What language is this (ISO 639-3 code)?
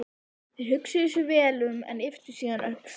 isl